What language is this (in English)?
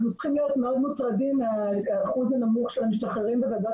Hebrew